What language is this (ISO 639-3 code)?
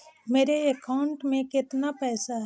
mag